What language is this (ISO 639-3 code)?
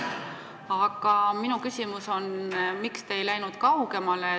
est